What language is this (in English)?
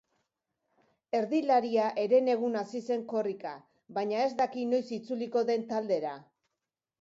Basque